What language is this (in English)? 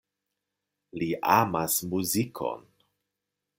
Esperanto